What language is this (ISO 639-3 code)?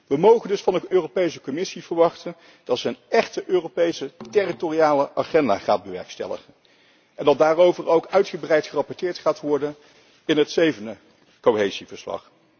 nld